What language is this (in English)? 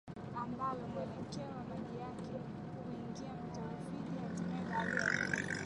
Swahili